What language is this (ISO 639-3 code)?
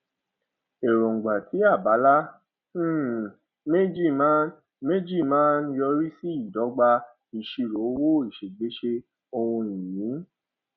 yor